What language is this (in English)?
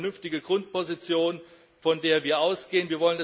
German